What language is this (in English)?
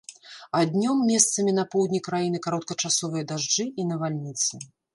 Belarusian